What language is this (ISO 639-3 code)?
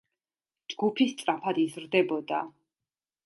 kat